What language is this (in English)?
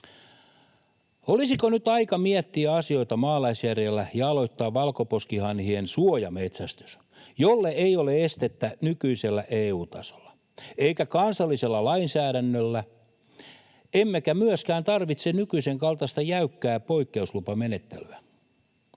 Finnish